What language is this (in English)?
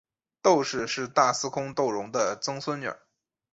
Chinese